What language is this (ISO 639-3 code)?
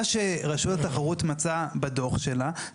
heb